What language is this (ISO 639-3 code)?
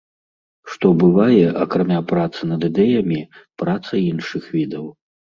bel